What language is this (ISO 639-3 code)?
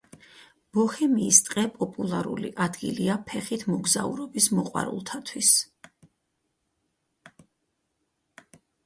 kat